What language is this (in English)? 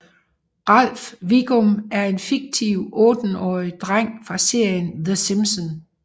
Danish